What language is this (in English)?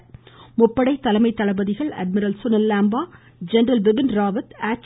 Tamil